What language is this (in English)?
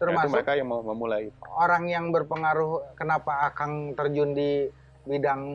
Indonesian